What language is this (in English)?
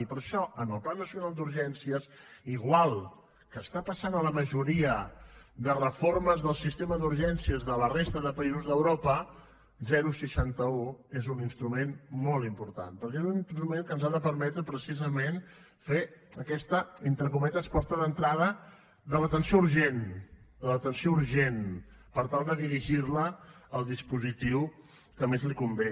Catalan